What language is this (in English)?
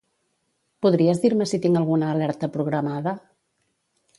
Catalan